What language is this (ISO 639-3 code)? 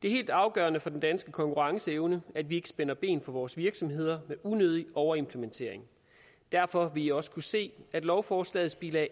dan